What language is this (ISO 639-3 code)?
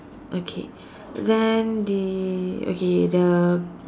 eng